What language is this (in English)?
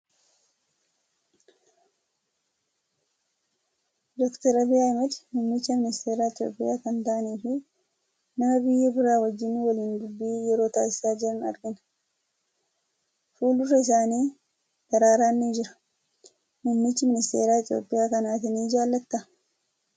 Oromo